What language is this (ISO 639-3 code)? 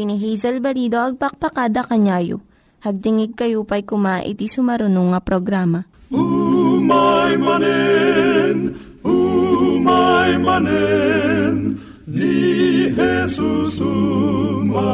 fil